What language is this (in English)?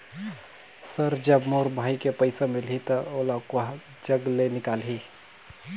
Chhattisgarhi